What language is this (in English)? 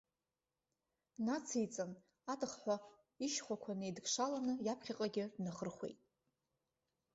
Abkhazian